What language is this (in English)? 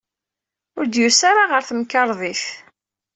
Kabyle